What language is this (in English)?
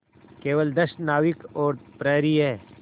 Hindi